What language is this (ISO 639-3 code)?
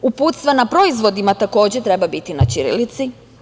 srp